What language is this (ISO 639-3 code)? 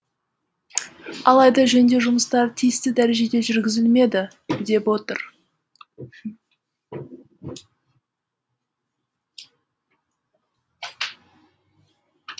kaz